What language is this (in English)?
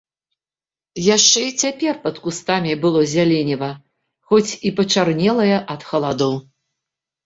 Belarusian